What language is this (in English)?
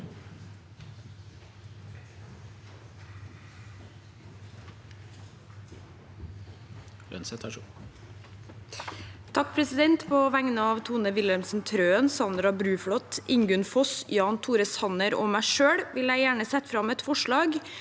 Norwegian